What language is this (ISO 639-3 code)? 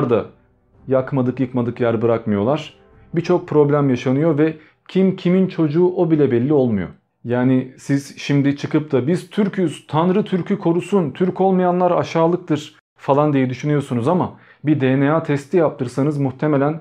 tur